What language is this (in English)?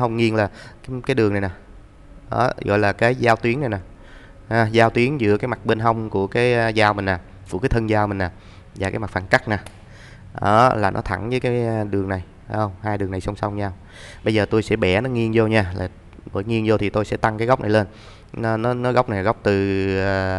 Vietnamese